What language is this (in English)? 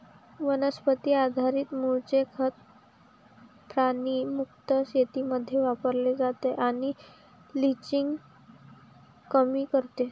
Marathi